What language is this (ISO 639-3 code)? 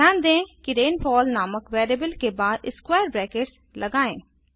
hin